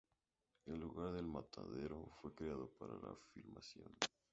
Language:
Spanish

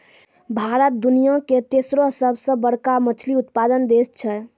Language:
Maithili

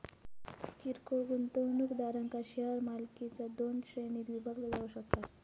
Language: Marathi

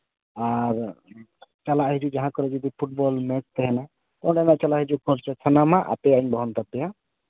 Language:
Santali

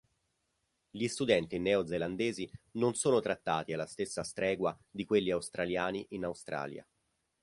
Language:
Italian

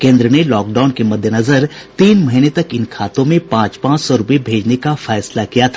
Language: Hindi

